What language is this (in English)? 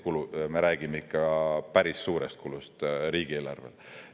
Estonian